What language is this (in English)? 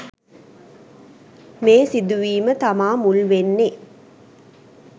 Sinhala